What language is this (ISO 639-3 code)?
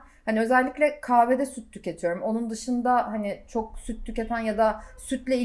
tur